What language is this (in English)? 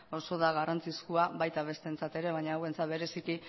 Basque